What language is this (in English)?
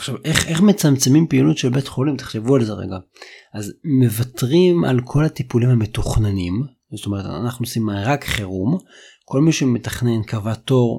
Hebrew